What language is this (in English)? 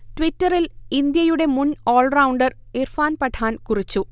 Malayalam